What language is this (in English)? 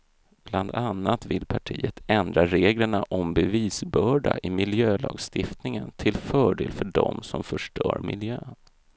Swedish